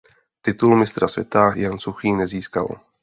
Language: Czech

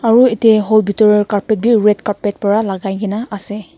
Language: Naga Pidgin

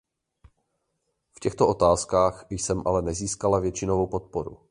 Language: Czech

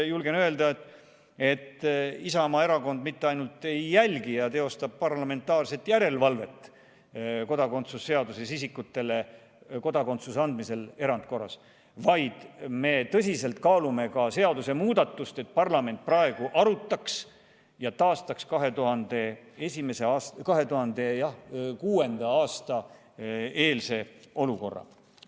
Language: Estonian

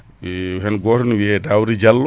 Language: Fula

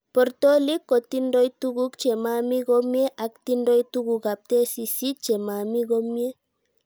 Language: Kalenjin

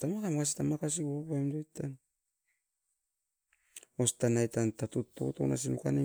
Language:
Askopan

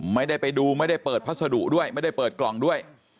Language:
Thai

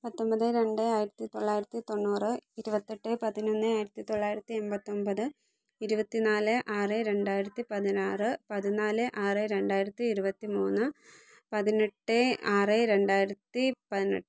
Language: Malayalam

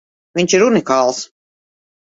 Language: Latvian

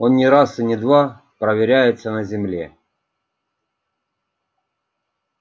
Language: Russian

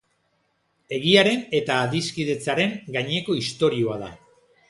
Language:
Basque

